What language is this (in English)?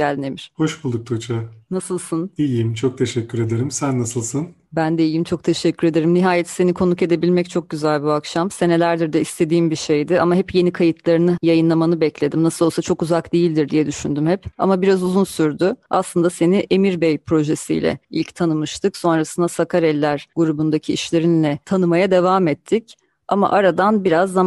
Turkish